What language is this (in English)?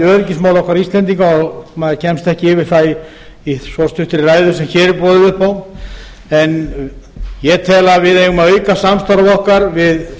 Icelandic